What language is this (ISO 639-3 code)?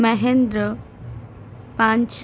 ben